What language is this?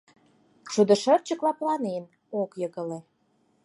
Mari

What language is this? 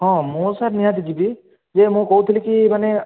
Odia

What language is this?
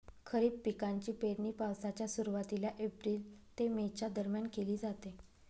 Marathi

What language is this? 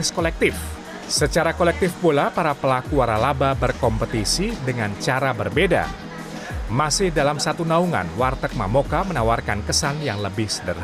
Indonesian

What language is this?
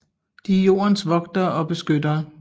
Danish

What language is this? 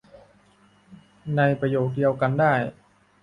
Thai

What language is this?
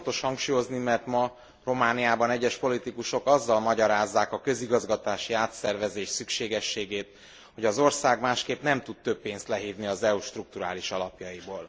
Hungarian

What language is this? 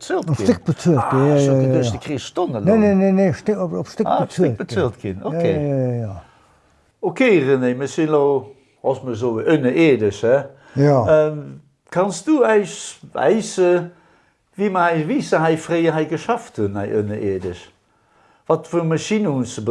Dutch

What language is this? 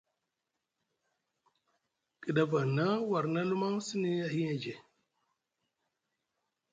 Musgu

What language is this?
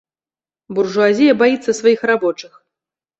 Belarusian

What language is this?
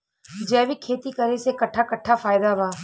Bhojpuri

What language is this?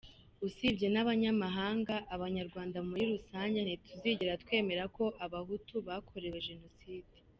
Kinyarwanda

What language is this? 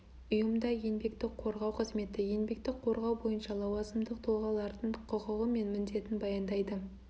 Kazakh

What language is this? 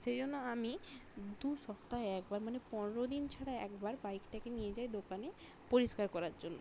Bangla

